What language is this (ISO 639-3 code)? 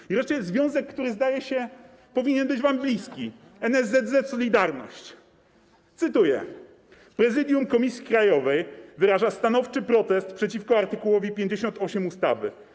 pol